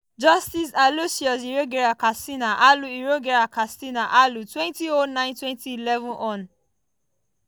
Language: Nigerian Pidgin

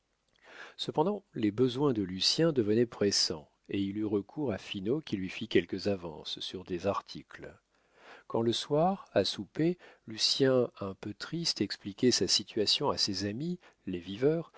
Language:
French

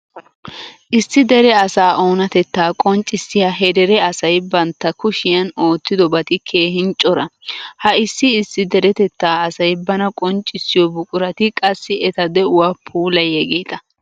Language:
Wolaytta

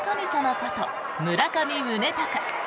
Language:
Japanese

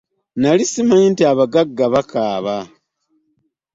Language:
Ganda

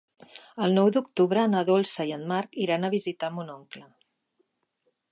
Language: Catalan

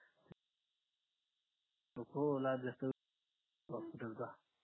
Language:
Marathi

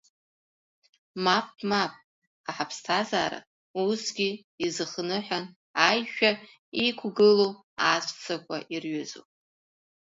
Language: Abkhazian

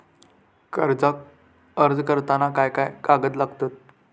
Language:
Marathi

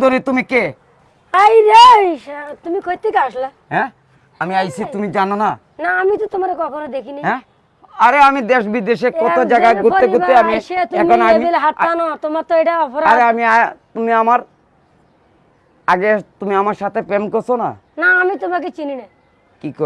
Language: Bangla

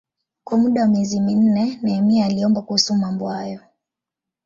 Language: Swahili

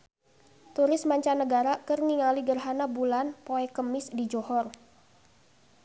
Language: Sundanese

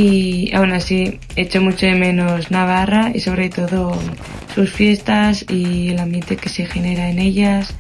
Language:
Spanish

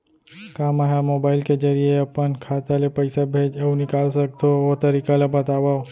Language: Chhattisgarhi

